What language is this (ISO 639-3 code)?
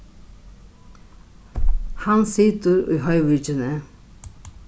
fao